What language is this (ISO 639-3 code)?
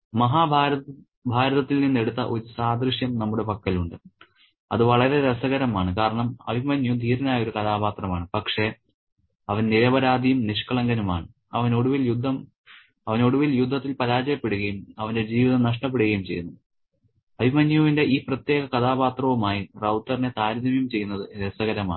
mal